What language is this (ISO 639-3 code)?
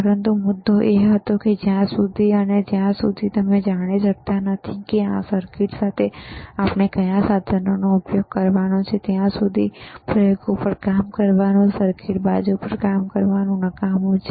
guj